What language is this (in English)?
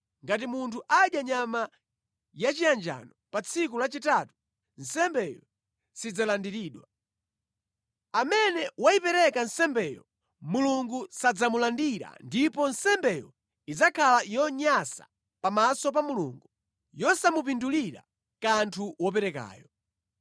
Nyanja